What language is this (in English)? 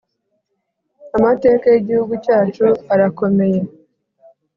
Kinyarwanda